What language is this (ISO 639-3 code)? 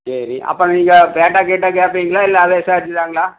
tam